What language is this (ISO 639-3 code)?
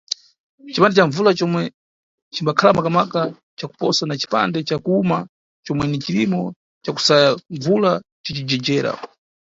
nyu